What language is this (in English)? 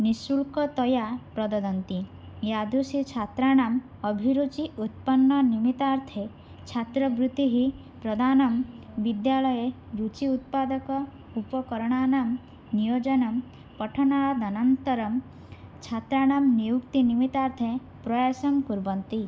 Sanskrit